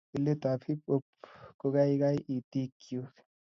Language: Kalenjin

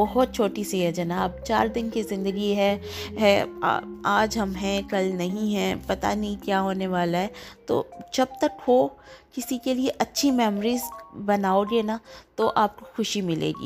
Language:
Urdu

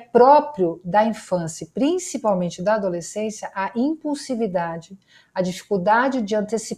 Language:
Portuguese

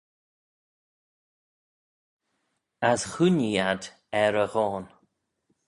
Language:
Manx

